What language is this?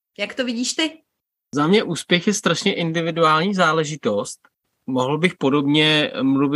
Czech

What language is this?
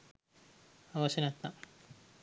Sinhala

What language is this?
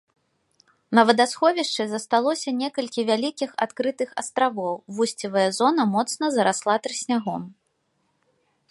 Belarusian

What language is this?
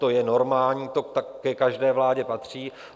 Czech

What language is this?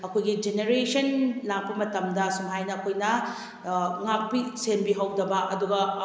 Manipuri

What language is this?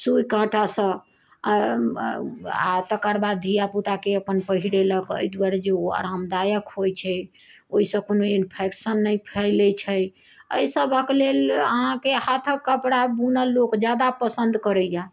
Maithili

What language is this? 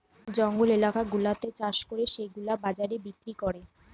Bangla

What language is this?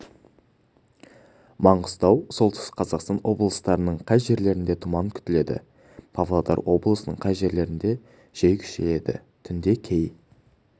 Kazakh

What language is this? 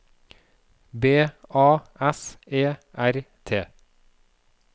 Norwegian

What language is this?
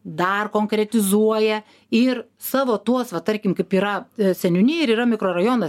Lithuanian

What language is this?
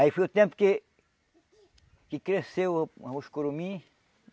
Portuguese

